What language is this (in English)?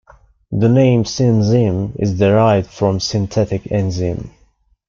English